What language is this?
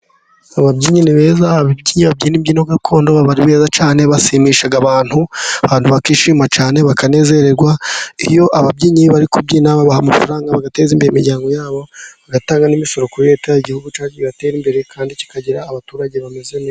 Kinyarwanda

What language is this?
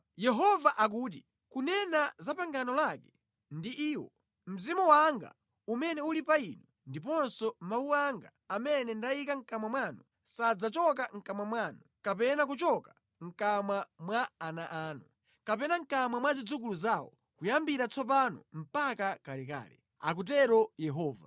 Nyanja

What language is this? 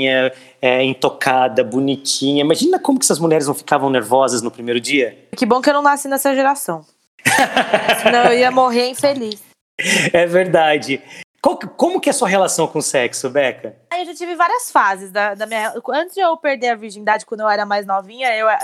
Portuguese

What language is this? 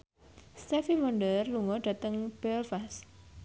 Javanese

